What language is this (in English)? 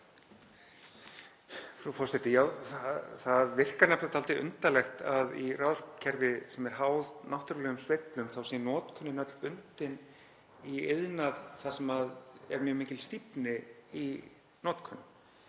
Icelandic